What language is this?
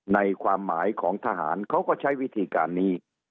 Thai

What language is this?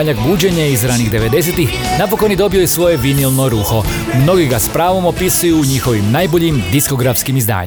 Croatian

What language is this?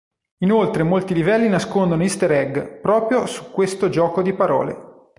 Italian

